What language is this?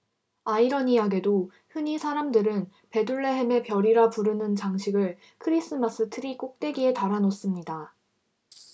Korean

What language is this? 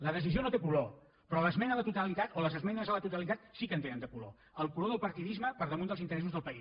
Catalan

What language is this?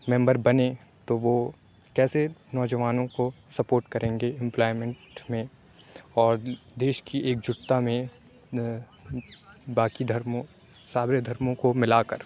Urdu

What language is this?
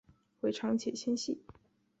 Chinese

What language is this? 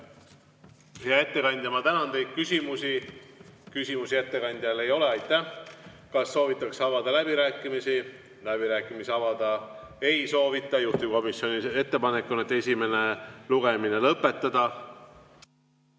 Estonian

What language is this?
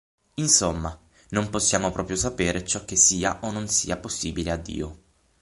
Italian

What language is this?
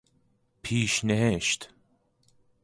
Persian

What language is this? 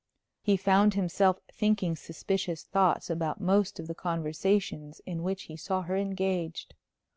English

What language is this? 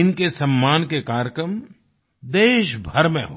Hindi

